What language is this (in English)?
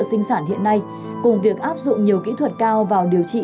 Vietnamese